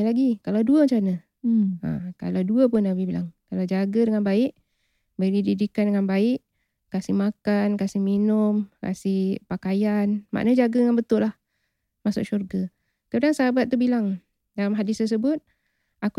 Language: Malay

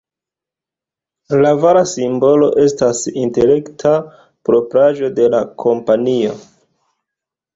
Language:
Esperanto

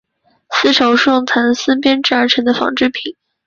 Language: Chinese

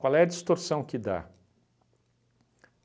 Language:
Portuguese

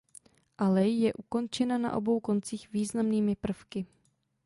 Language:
Czech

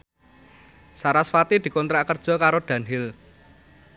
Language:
Javanese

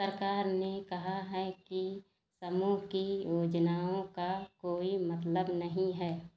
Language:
Hindi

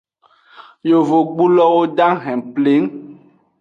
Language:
Aja (Benin)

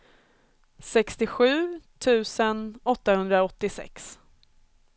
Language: Swedish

